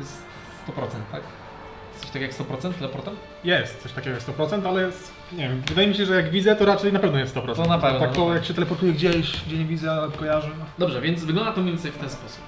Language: Polish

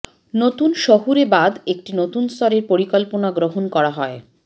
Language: Bangla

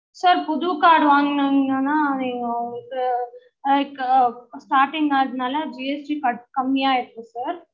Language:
Tamil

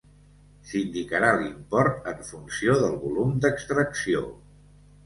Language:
Catalan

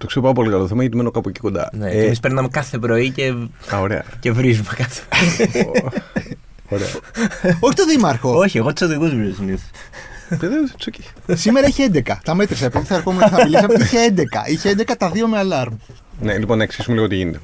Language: Greek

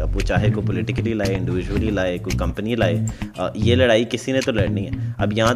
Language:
Urdu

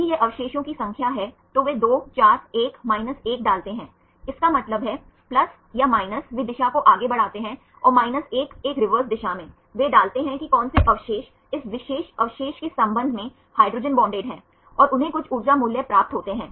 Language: Hindi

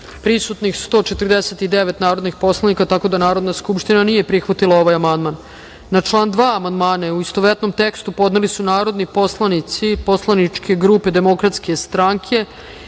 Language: Serbian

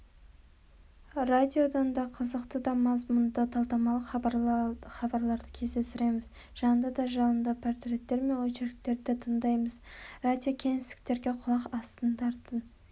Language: Kazakh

